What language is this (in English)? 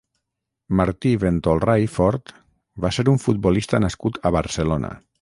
Catalan